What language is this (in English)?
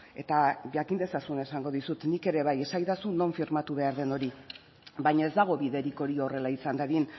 Basque